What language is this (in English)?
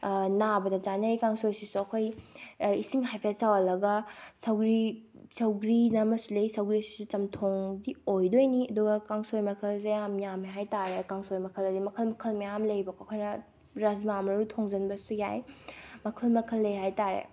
Manipuri